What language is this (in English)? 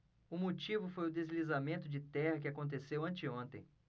Portuguese